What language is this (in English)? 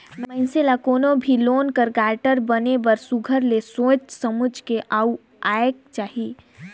Chhattisgarhi